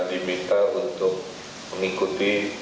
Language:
Indonesian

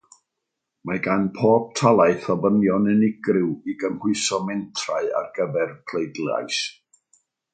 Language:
Welsh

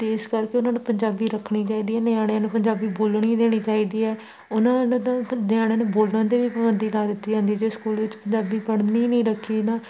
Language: Punjabi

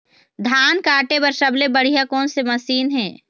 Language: Chhattisgarhi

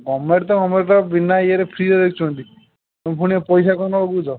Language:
Odia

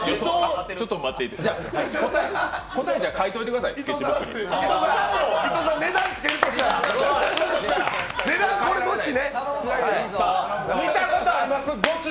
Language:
Japanese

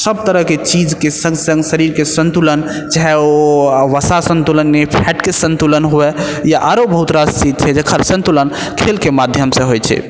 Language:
Maithili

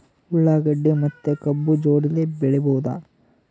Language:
Kannada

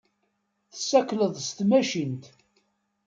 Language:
Kabyle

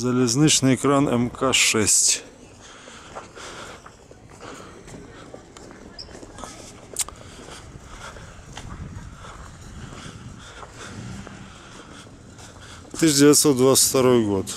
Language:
Russian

